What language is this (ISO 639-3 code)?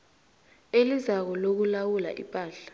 nbl